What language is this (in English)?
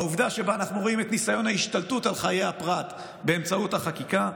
Hebrew